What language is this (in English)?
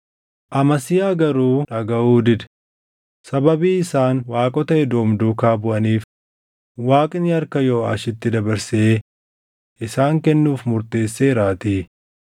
Oromo